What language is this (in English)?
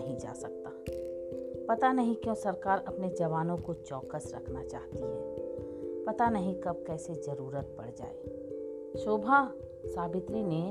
Hindi